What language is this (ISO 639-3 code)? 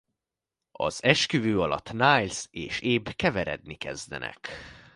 hun